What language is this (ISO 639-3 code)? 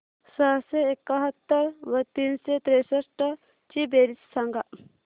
mar